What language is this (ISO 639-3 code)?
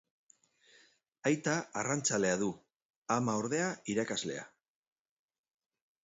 eus